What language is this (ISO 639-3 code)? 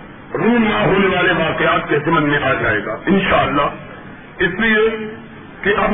urd